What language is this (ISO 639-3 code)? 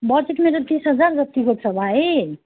nep